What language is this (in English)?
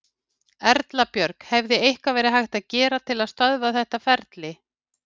Icelandic